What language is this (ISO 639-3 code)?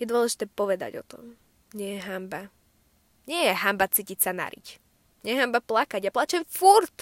slk